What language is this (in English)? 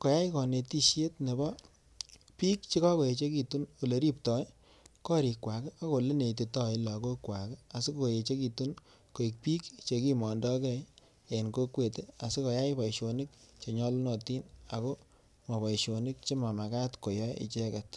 Kalenjin